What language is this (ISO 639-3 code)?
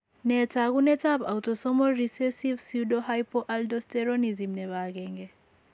kln